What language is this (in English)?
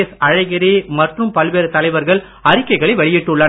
Tamil